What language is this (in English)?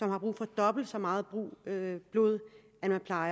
Danish